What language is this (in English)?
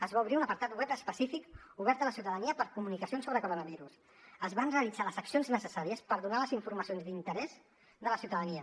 Catalan